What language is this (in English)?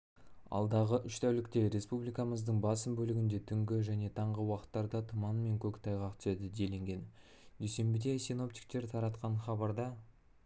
Kazakh